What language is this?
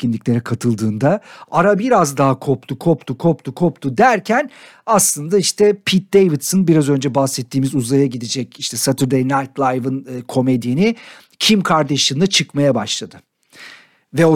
Turkish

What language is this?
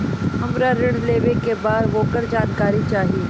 Bhojpuri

